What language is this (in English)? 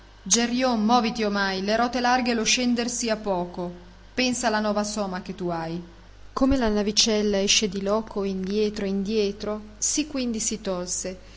Italian